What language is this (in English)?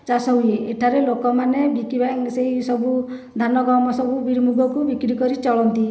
Odia